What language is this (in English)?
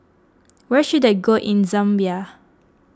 English